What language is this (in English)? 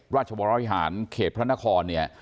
Thai